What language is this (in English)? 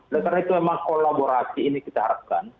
Indonesian